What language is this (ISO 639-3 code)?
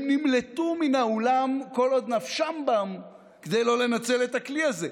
heb